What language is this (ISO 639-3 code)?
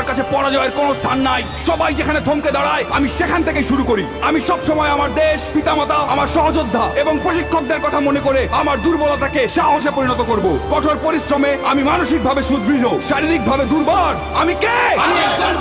ben